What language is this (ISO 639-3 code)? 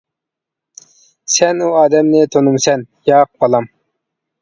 uig